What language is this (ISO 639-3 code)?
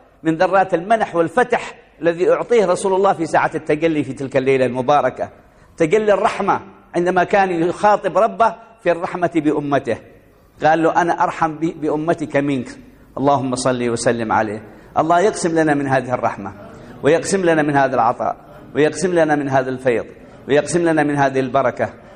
ara